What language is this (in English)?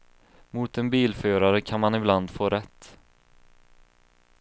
Swedish